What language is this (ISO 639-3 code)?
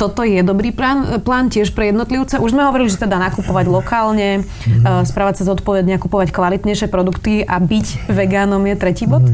slk